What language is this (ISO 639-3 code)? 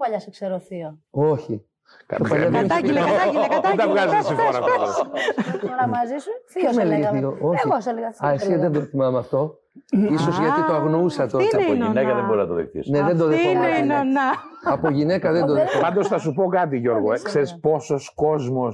ell